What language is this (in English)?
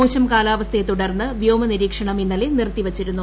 Malayalam